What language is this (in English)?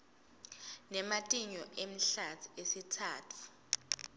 Swati